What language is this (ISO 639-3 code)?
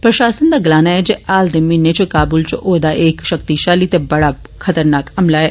doi